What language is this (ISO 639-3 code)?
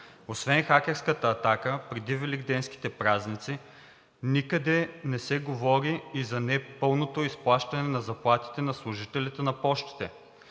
bul